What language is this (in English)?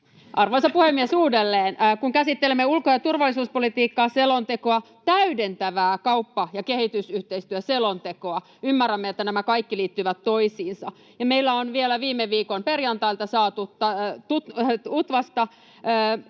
Finnish